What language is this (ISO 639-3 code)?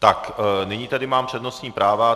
ces